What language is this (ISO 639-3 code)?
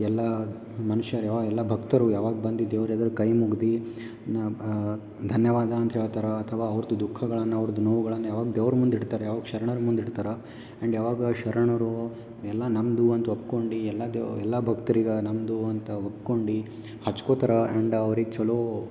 kan